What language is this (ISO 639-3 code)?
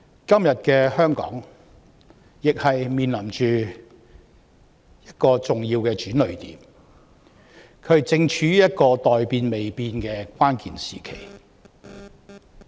yue